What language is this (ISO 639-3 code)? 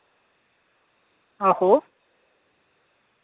doi